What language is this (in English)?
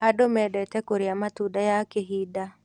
Kikuyu